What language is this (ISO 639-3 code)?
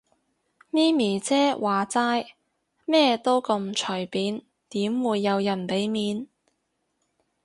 yue